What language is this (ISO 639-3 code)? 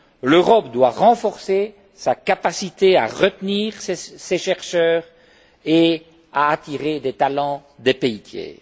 fra